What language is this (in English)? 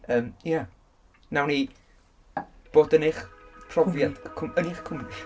Welsh